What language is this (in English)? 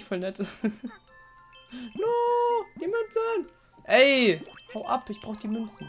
German